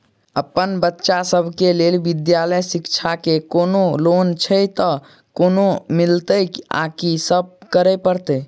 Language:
Maithili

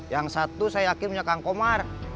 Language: Indonesian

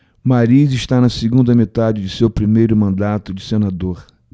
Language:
Portuguese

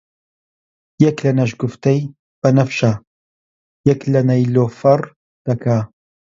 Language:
Central Kurdish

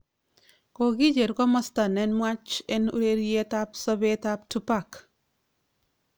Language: Kalenjin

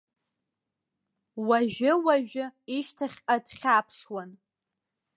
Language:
Abkhazian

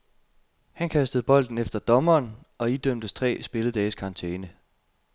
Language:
Danish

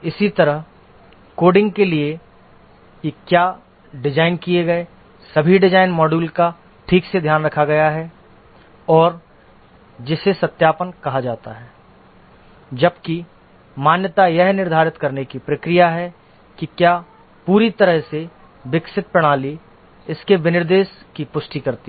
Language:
Hindi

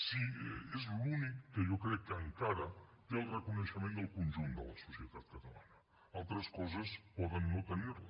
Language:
Catalan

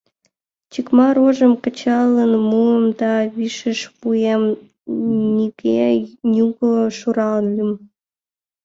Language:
Mari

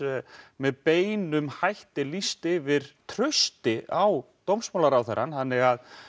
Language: Icelandic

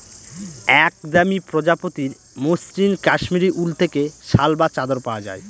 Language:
Bangla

